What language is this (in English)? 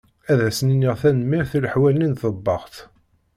Kabyle